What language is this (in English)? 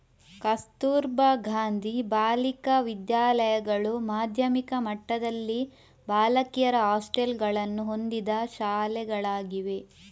Kannada